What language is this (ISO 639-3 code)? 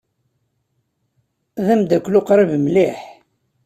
kab